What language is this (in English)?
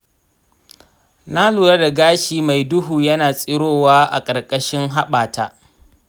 Hausa